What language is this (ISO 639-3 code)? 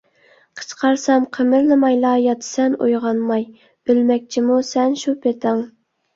uig